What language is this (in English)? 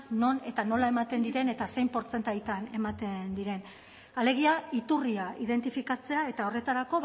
Basque